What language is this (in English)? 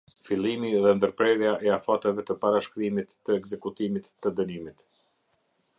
Albanian